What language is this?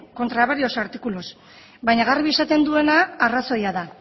Basque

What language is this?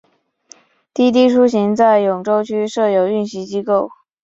Chinese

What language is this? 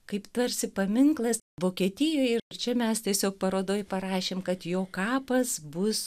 Lithuanian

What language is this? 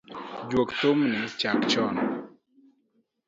Luo (Kenya and Tanzania)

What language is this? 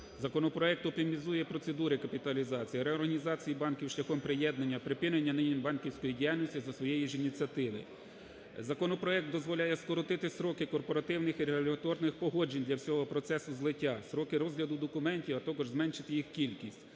Ukrainian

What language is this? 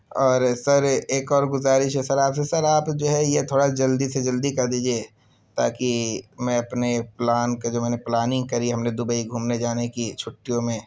Urdu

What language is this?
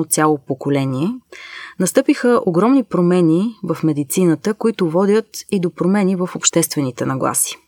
Bulgarian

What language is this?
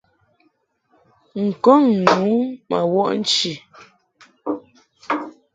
Mungaka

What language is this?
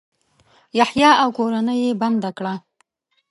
Pashto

